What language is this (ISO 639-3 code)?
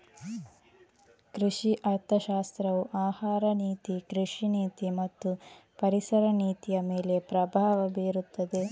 kan